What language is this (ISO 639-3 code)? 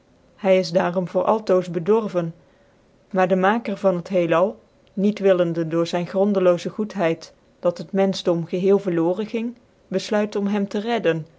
nld